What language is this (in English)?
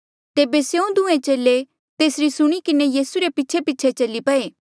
Mandeali